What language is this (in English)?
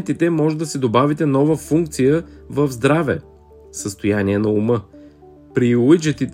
Bulgarian